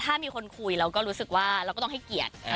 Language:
Thai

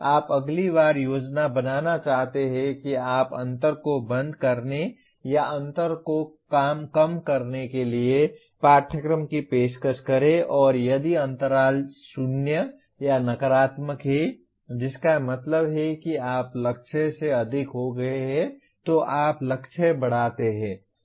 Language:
Hindi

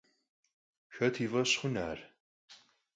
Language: Kabardian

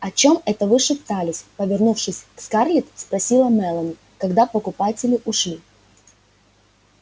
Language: Russian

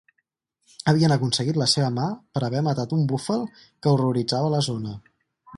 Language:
Catalan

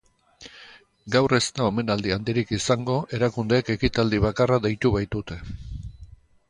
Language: Basque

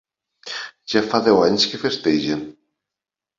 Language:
Catalan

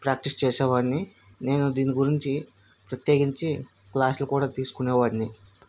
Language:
Telugu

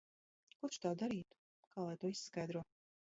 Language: Latvian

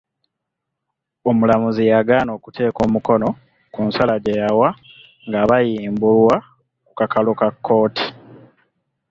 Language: Ganda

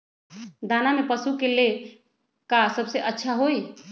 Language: Magahi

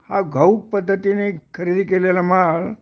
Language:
Marathi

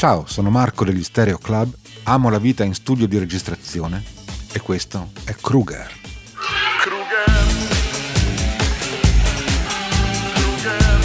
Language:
Italian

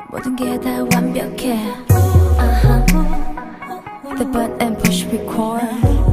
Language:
Korean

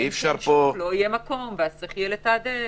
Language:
Hebrew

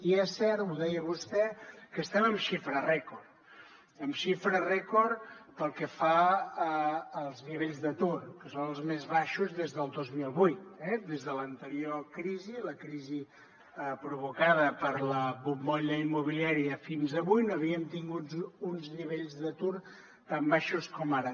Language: Catalan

